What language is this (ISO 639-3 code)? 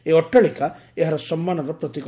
ori